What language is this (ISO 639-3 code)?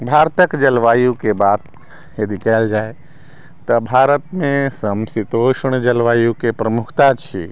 mai